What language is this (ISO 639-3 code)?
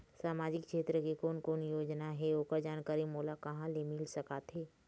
hne